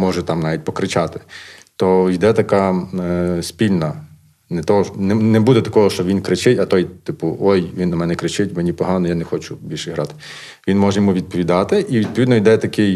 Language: Ukrainian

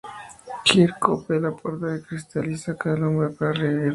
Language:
Spanish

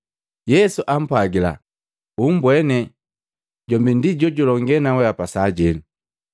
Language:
Matengo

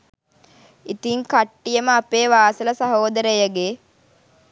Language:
Sinhala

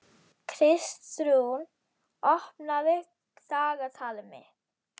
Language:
Icelandic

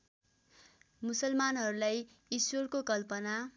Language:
Nepali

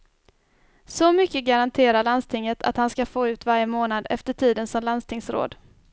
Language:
Swedish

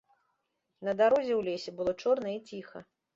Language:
Belarusian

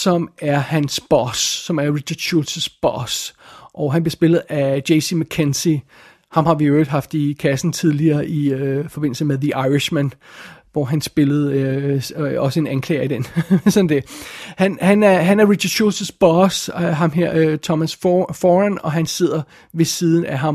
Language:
Danish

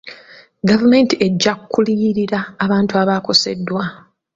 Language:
Ganda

